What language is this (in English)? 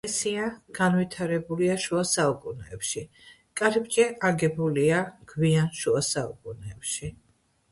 Georgian